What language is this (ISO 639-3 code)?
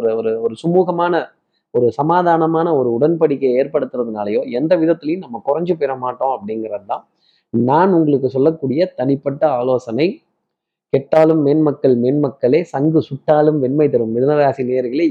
tam